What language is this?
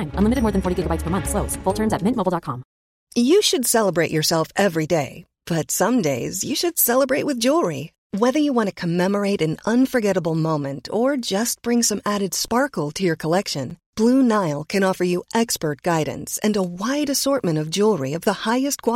Dutch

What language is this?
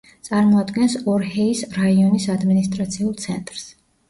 Georgian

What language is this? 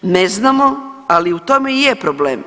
Croatian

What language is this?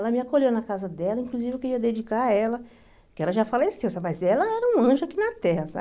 Portuguese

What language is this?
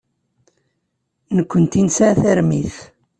Kabyle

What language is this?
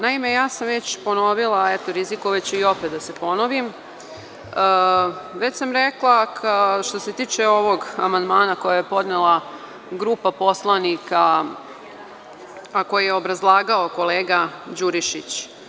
Serbian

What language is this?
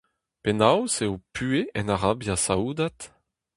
Breton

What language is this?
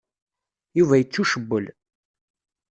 Kabyle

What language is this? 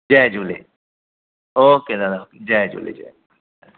Sindhi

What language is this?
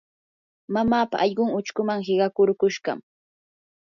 Yanahuanca Pasco Quechua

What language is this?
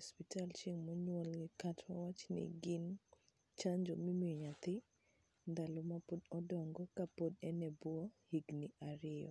Luo (Kenya and Tanzania)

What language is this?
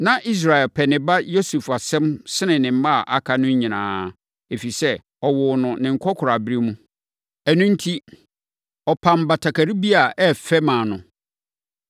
Akan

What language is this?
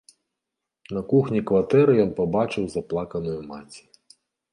Belarusian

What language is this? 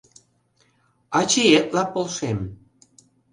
Mari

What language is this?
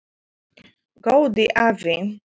Icelandic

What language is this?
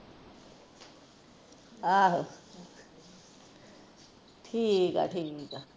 Punjabi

